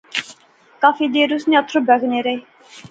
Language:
Pahari-Potwari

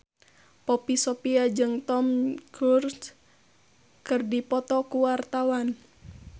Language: Sundanese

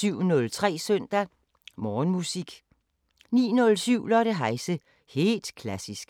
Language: Danish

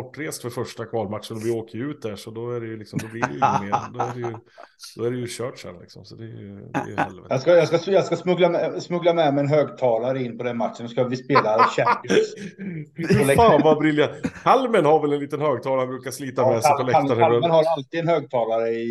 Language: Swedish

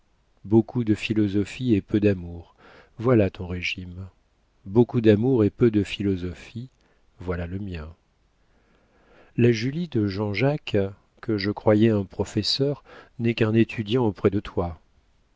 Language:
French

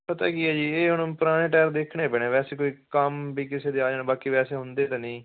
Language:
Punjabi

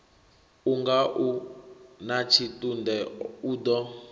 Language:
Venda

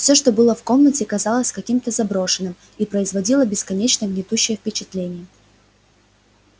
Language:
Russian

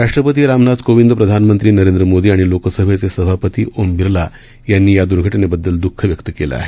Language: Marathi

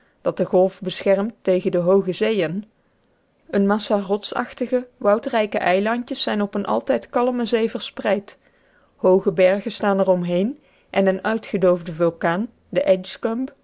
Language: Dutch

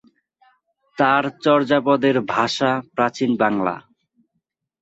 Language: Bangla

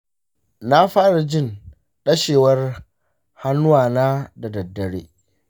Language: Hausa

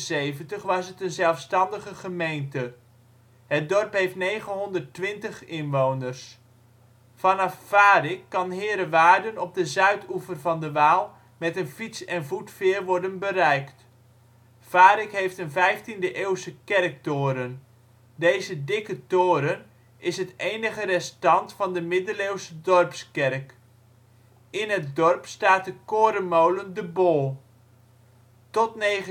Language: Dutch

